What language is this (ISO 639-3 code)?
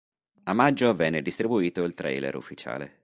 ita